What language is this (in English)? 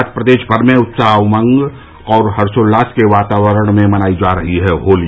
Hindi